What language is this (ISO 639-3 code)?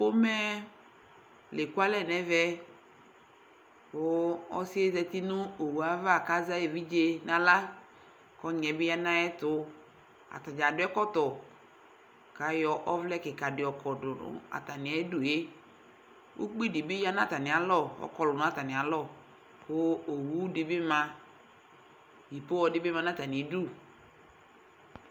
kpo